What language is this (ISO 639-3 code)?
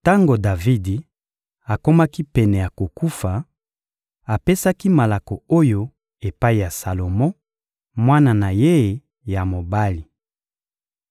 lin